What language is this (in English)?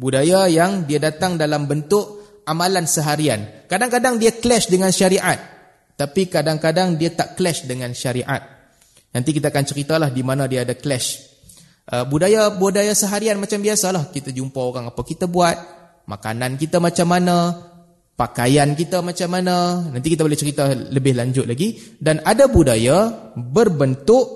Malay